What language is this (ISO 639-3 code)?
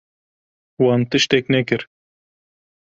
kur